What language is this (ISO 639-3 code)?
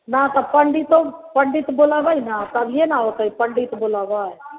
mai